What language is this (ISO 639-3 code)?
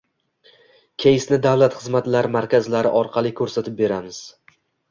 uzb